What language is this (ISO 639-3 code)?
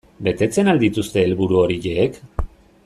eus